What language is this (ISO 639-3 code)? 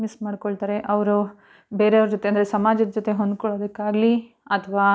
kan